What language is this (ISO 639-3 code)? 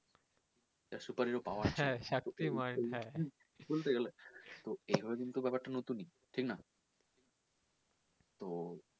ben